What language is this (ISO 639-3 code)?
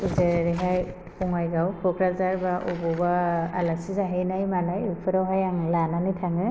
brx